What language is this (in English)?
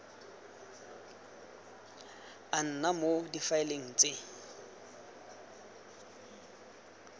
Tswana